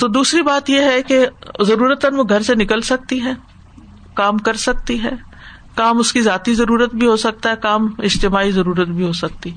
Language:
Urdu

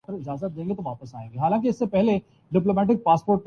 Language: Urdu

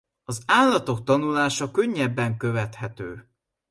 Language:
Hungarian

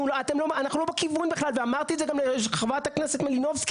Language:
Hebrew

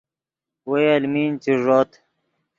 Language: Yidgha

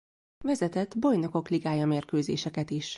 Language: Hungarian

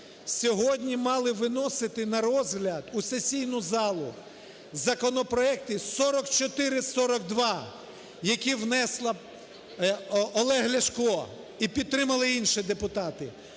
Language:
Ukrainian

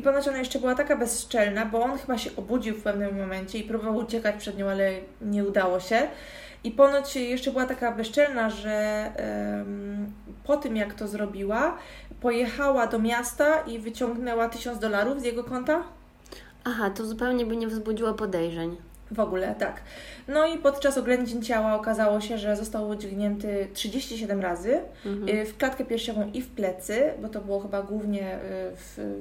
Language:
Polish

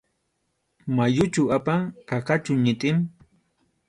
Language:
Arequipa-La Unión Quechua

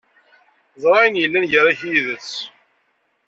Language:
Kabyle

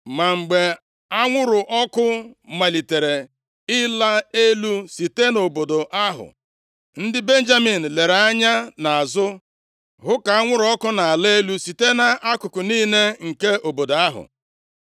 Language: Igbo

